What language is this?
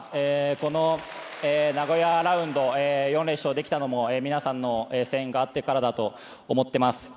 Japanese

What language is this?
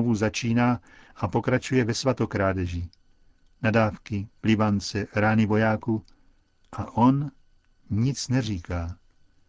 Czech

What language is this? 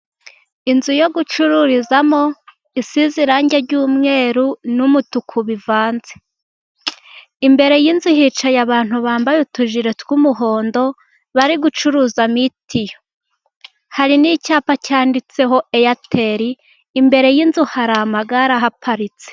Kinyarwanda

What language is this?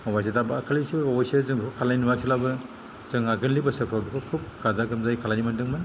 Bodo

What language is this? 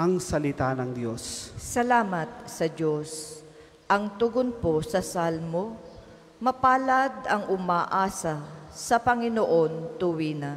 Filipino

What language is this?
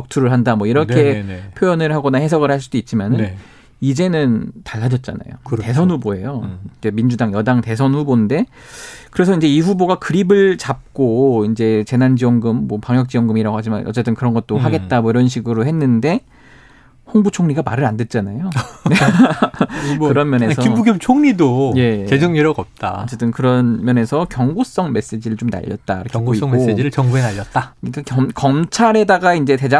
Korean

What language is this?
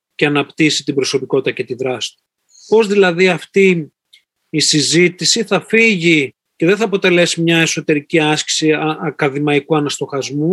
Greek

